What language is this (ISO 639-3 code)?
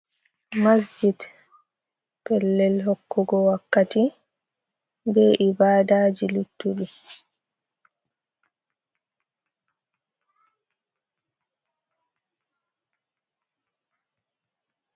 ful